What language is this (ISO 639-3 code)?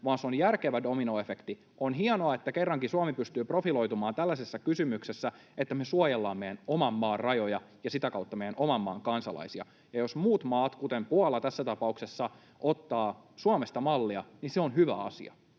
fin